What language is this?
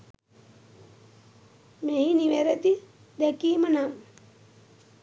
Sinhala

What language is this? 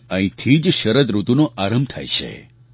Gujarati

